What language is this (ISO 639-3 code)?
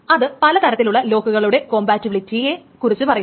mal